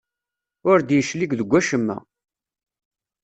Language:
Kabyle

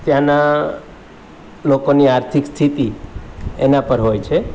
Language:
Gujarati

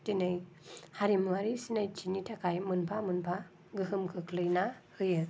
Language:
Bodo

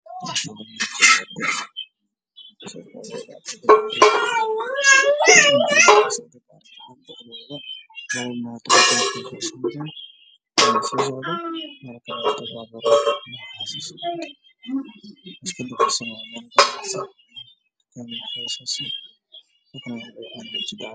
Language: Somali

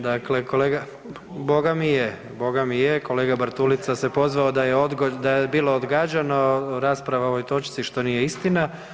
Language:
Croatian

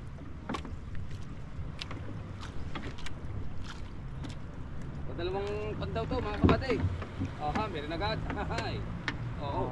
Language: Filipino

